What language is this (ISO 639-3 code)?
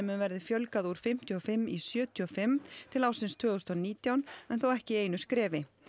isl